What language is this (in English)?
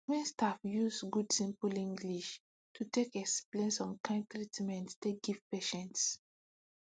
Nigerian Pidgin